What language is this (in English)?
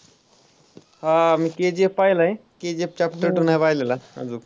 Marathi